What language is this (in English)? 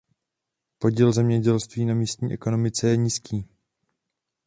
Czech